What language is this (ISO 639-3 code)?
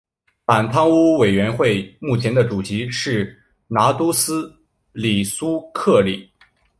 zho